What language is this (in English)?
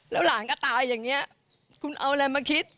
Thai